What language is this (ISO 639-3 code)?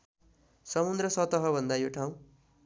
nep